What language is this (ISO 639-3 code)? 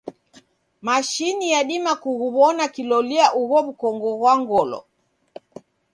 dav